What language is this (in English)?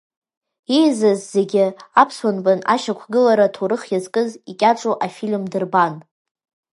Abkhazian